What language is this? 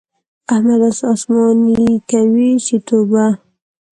Pashto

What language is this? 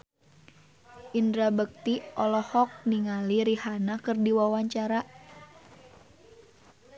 Sundanese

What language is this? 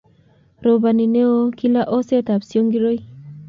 Kalenjin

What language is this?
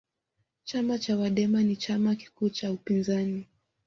Swahili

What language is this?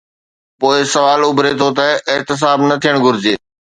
Sindhi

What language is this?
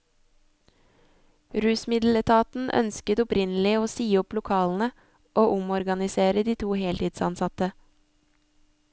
Norwegian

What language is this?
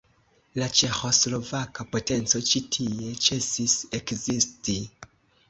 Esperanto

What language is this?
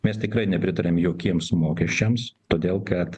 Lithuanian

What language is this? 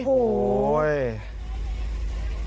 Thai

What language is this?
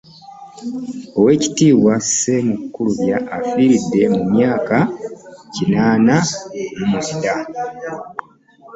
Ganda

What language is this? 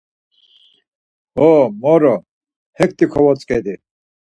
Laz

